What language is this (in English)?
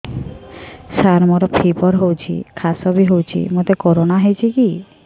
Odia